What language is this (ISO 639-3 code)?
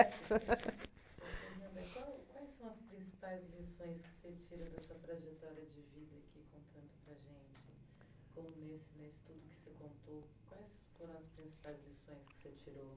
por